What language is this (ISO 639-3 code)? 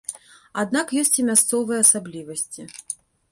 bel